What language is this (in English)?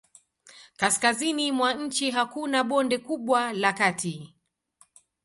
Swahili